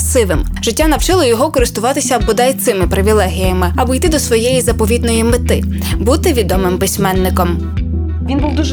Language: Ukrainian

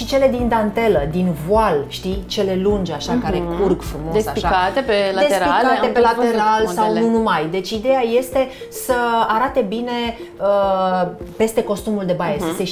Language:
Romanian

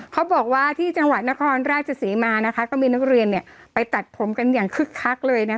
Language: Thai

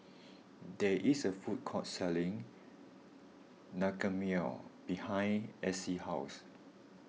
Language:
English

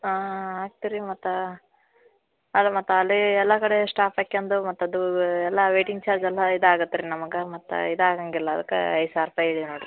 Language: Kannada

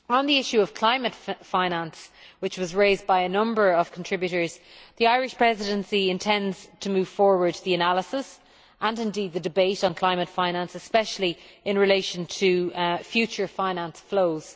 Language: English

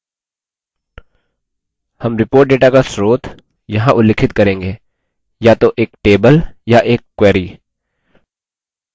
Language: Hindi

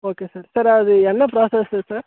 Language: Tamil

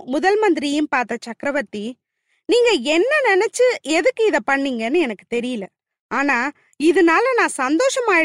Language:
Tamil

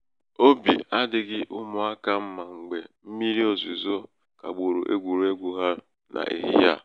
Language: Igbo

